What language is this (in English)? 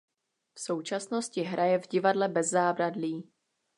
Czech